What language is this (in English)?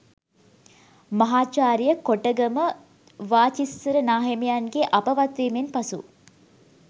Sinhala